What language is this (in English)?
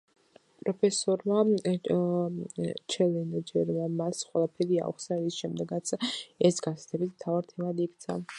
Georgian